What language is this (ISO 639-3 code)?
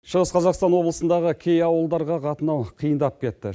kaz